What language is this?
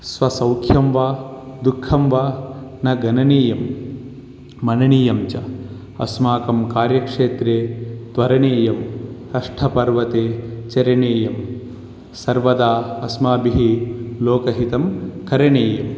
Sanskrit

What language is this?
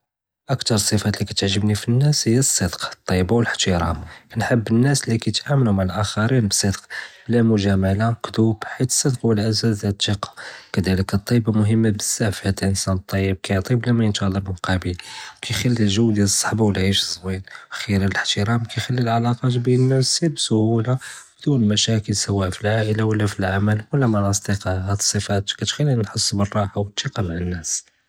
Judeo-Arabic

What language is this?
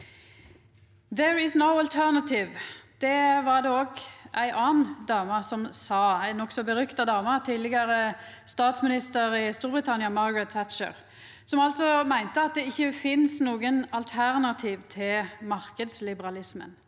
Norwegian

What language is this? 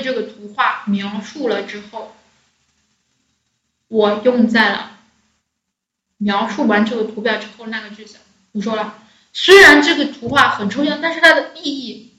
Chinese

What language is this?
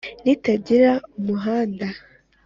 Kinyarwanda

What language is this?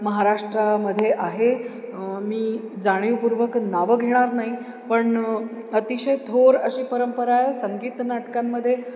Marathi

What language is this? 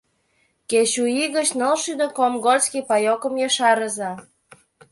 Mari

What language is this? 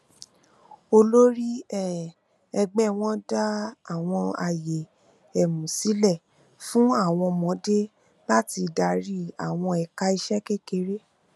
Yoruba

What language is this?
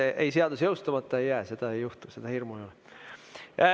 Estonian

